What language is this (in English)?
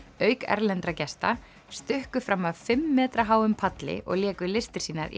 Icelandic